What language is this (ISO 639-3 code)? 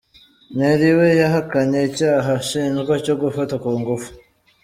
kin